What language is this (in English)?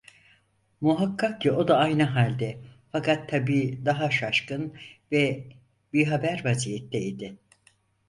Turkish